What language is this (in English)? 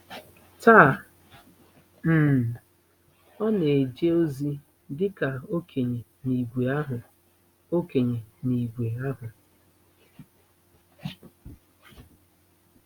Igbo